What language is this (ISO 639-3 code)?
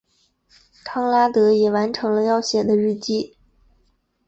zho